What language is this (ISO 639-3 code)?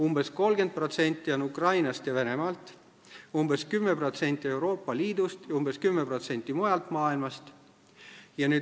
est